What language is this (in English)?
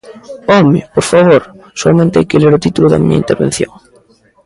Galician